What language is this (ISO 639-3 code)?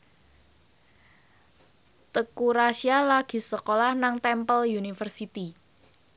jav